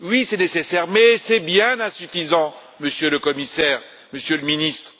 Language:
French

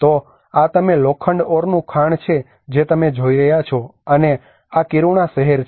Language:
Gujarati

